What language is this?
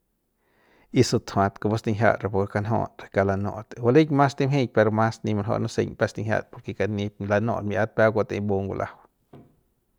Central Pame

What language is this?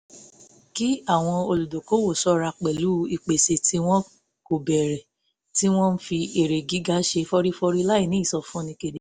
Yoruba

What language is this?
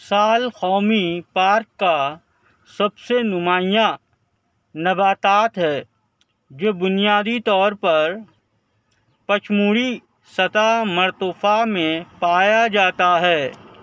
Urdu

